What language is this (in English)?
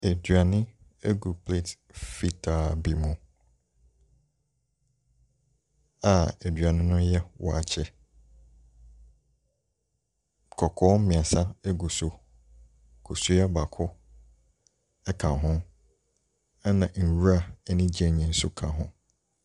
Akan